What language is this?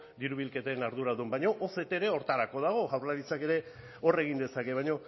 Basque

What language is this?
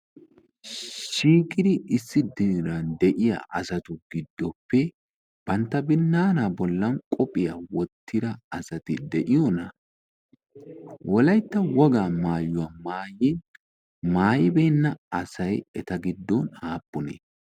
Wolaytta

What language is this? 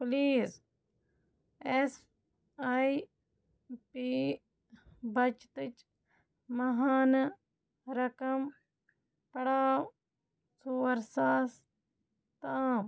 Kashmiri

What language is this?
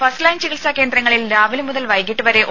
Malayalam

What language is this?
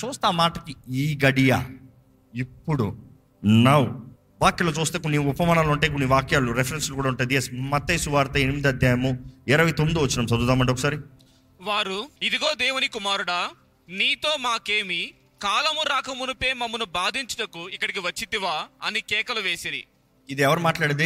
Telugu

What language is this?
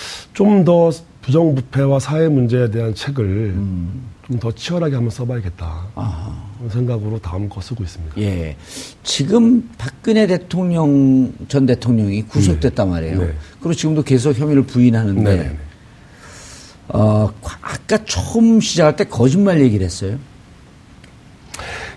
Korean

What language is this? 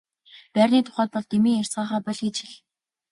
Mongolian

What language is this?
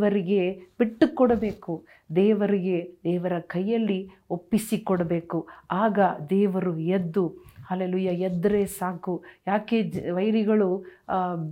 Kannada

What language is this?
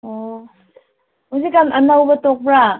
Manipuri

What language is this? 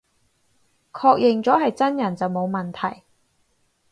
Cantonese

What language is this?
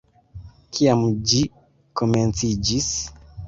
Esperanto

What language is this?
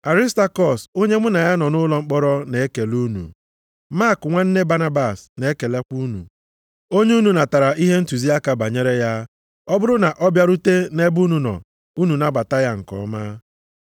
Igbo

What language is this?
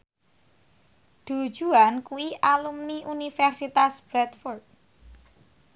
Javanese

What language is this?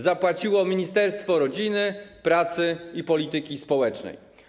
Polish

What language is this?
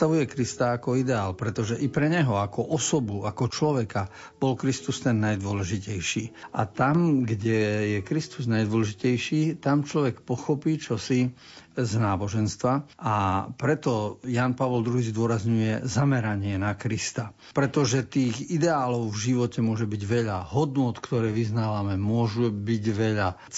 Slovak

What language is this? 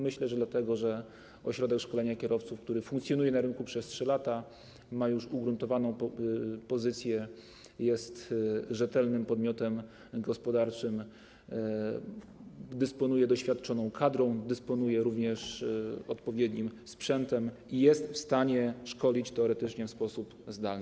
Polish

